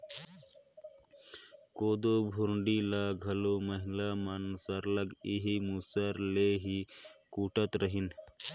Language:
Chhattisgarhi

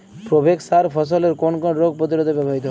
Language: Bangla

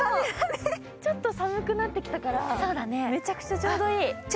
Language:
Japanese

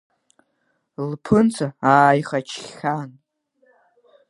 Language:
Abkhazian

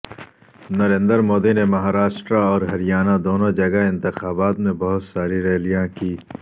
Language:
Urdu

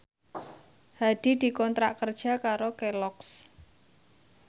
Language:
Javanese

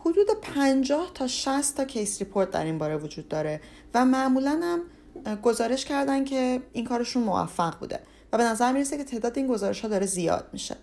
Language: Persian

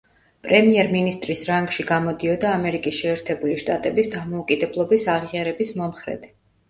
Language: Georgian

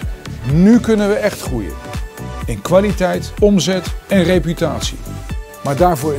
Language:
Dutch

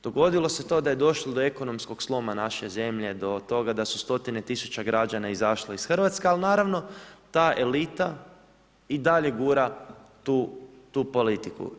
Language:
Croatian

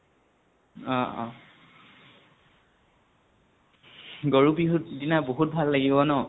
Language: Assamese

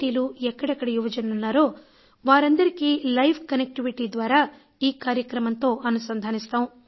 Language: Telugu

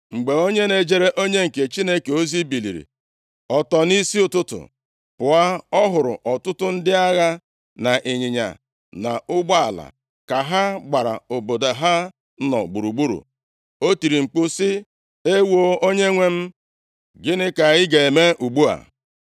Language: Igbo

